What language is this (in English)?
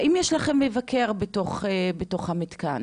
Hebrew